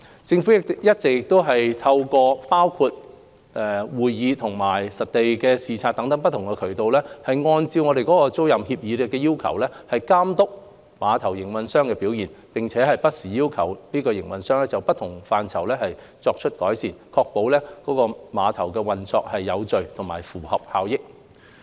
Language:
Cantonese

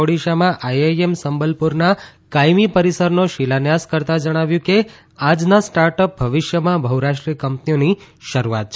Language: Gujarati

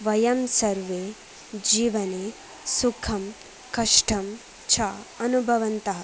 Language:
Sanskrit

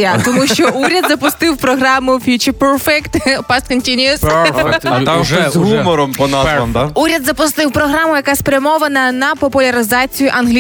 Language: Ukrainian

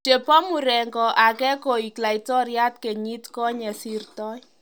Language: Kalenjin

